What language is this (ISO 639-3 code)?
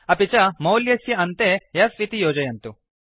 san